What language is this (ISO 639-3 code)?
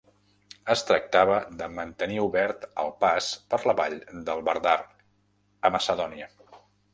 cat